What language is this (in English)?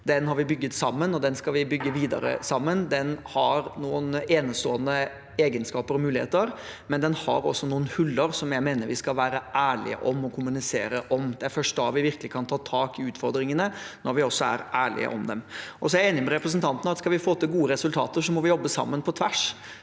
Norwegian